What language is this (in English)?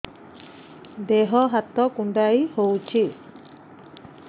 Odia